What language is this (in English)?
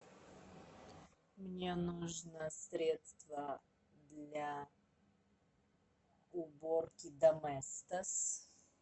Russian